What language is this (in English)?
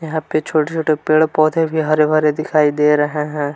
Hindi